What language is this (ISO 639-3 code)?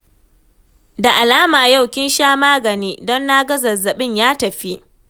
hau